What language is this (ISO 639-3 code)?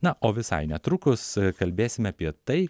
lit